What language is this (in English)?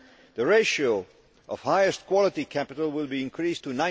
English